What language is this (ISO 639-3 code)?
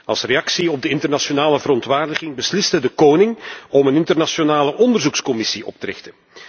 nld